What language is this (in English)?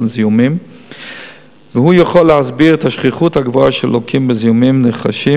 Hebrew